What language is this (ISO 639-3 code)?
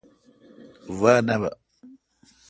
xka